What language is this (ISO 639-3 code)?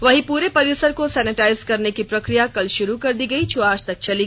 hin